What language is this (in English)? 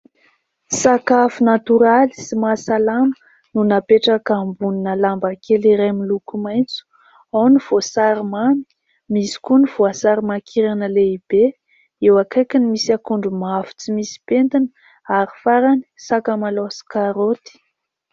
Malagasy